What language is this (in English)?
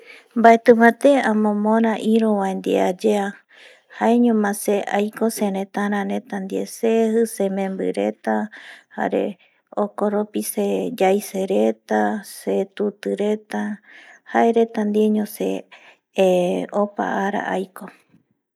Eastern Bolivian Guaraní